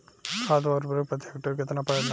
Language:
Bhojpuri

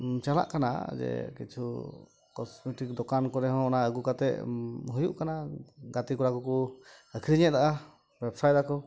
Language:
Santali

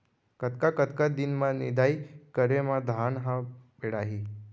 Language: Chhattisgarhi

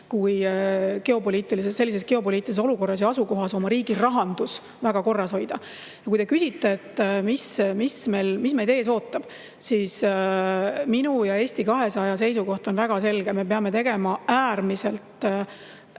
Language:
Estonian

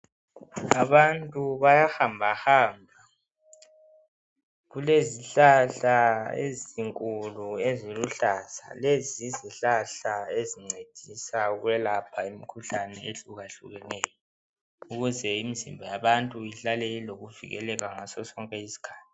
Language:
North Ndebele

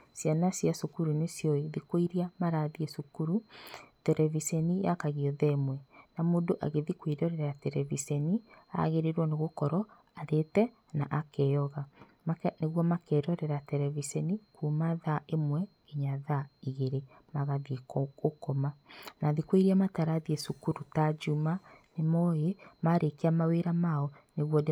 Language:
Kikuyu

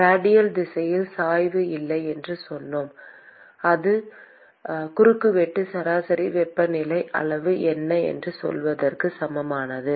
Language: Tamil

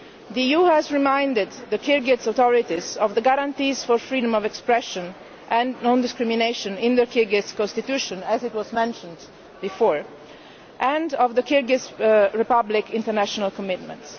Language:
English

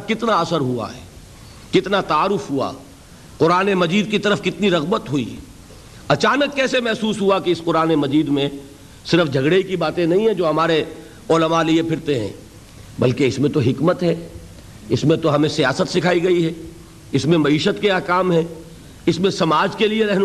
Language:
Urdu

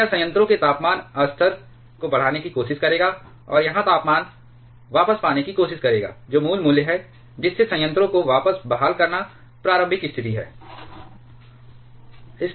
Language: Hindi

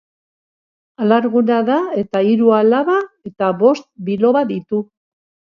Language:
Basque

